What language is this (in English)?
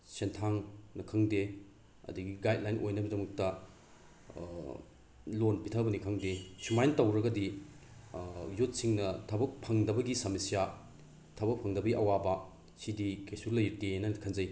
Manipuri